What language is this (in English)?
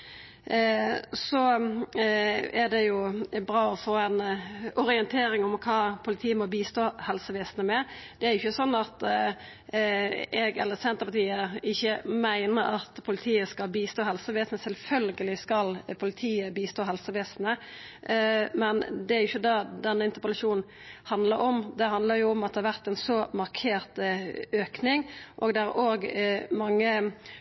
Norwegian Nynorsk